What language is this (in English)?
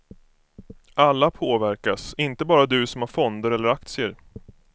Swedish